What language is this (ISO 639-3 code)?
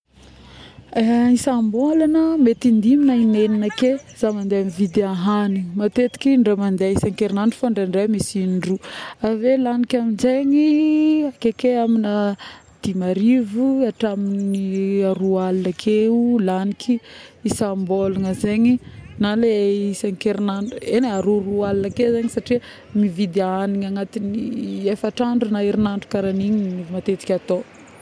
bmm